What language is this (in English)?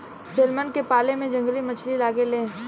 Bhojpuri